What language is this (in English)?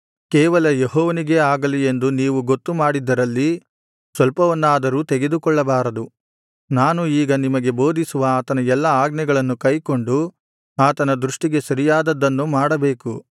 Kannada